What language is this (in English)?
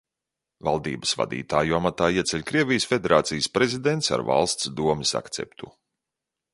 Latvian